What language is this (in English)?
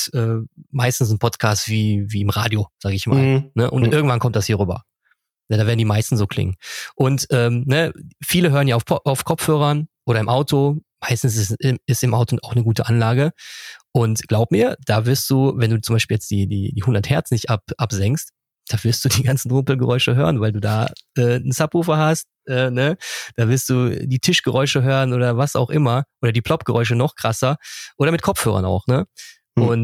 German